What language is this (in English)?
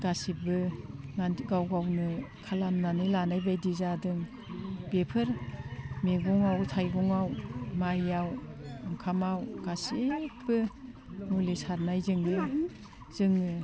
Bodo